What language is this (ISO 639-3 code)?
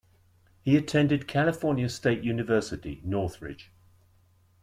eng